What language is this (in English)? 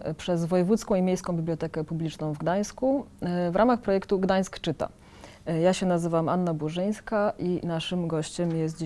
Polish